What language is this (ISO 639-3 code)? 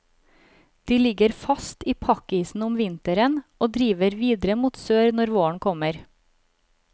nor